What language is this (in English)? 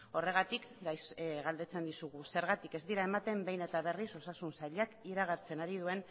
Basque